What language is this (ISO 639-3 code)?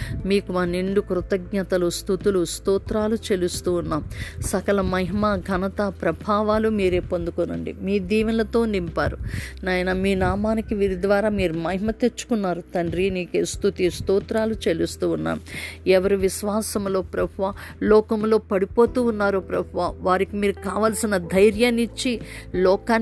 tel